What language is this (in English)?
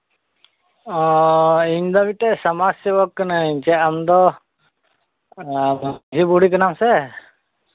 Santali